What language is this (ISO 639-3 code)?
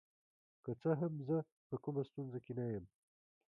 pus